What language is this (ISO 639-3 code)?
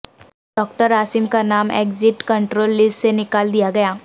urd